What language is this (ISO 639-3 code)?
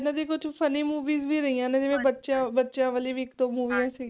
pan